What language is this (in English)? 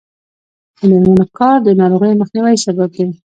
Pashto